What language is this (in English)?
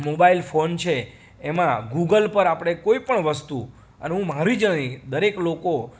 Gujarati